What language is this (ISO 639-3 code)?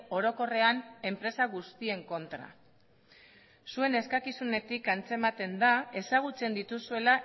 eus